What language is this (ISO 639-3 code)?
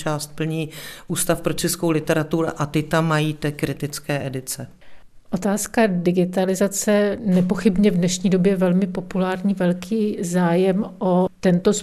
ces